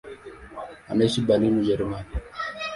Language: Swahili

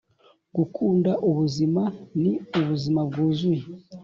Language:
Kinyarwanda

